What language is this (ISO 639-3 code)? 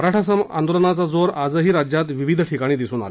mar